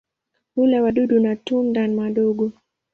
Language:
Swahili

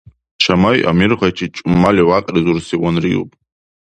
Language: Dargwa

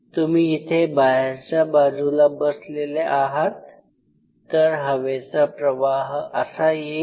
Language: Marathi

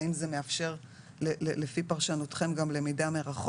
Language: Hebrew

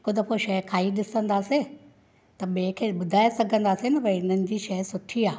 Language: Sindhi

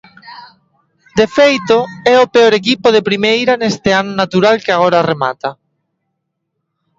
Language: Galician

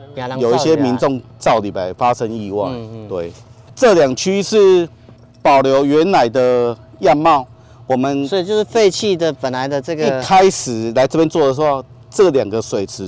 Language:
Chinese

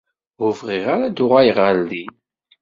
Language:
Kabyle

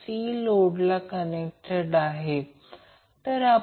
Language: Marathi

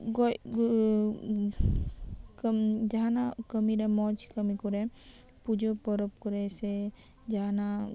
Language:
Santali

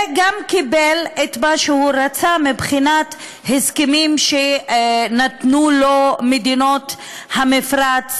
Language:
Hebrew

